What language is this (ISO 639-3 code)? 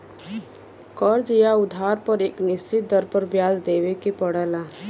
bho